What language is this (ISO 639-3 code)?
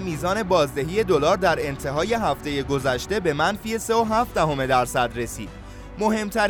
fas